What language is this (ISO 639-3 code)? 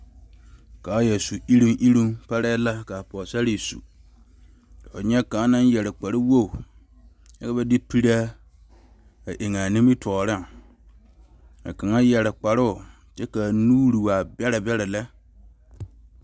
dga